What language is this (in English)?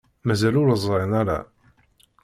Kabyle